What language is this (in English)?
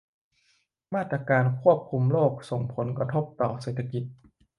Thai